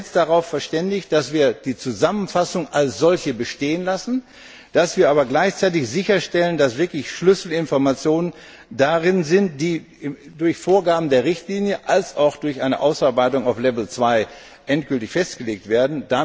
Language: German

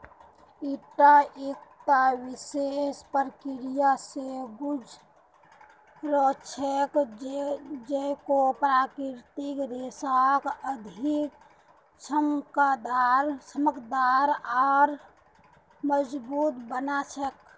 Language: Magahi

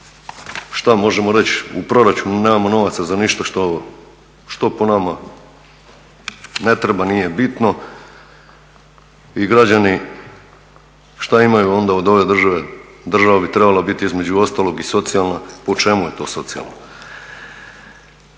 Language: Croatian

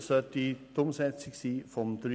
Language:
Swiss German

